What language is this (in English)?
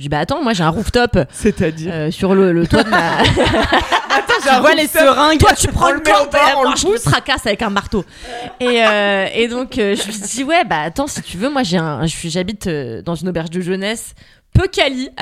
French